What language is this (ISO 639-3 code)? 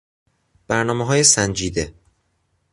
fas